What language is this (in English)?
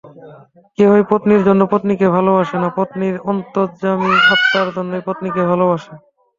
Bangla